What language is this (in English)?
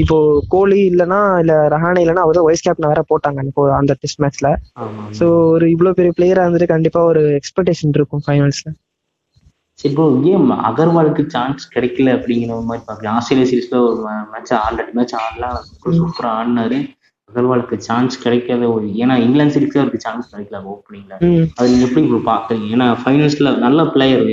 Tamil